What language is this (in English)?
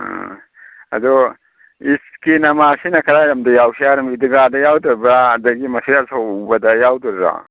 Manipuri